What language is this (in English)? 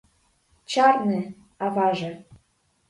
Mari